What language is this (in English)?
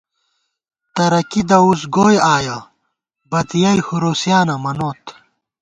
Gawar-Bati